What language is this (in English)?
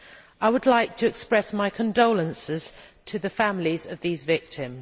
English